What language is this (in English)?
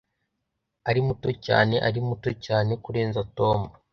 Kinyarwanda